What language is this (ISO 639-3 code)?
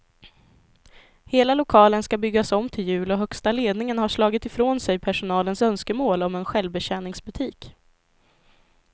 swe